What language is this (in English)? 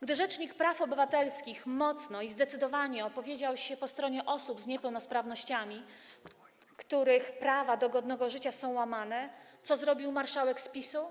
Polish